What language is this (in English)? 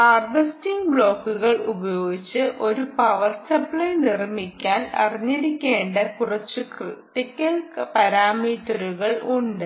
Malayalam